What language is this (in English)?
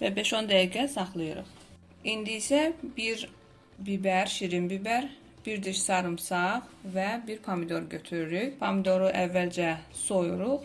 Turkish